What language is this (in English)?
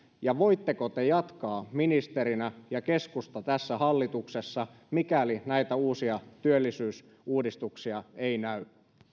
Finnish